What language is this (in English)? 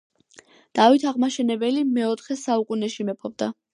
Georgian